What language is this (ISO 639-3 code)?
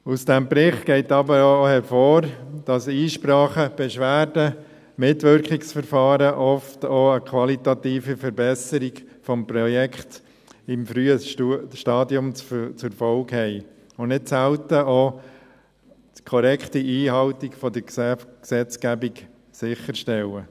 gsw